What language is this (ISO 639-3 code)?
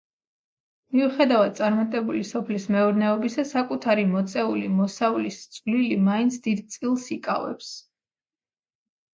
kat